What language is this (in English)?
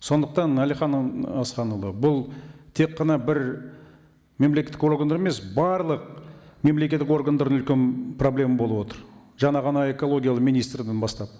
Kazakh